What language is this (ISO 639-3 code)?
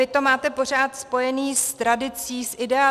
ces